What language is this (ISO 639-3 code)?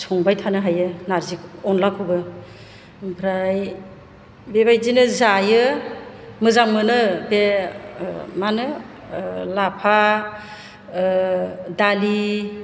brx